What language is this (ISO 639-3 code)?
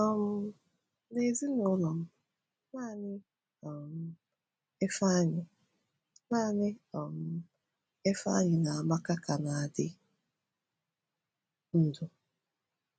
ibo